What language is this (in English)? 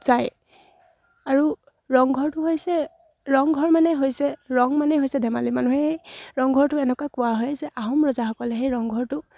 Assamese